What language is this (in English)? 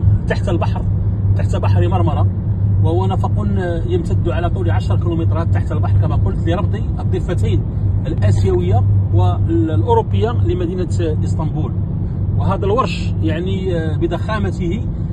Arabic